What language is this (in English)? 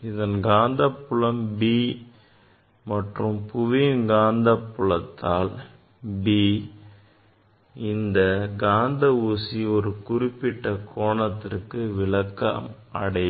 Tamil